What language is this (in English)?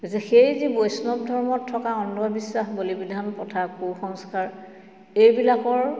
Assamese